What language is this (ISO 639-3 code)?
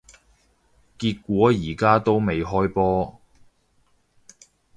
yue